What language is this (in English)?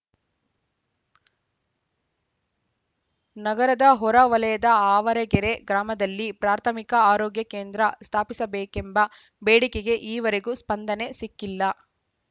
Kannada